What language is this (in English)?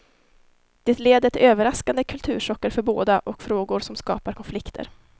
Swedish